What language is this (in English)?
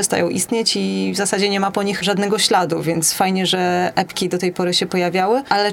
Polish